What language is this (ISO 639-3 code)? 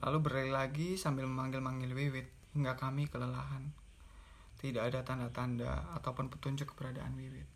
ind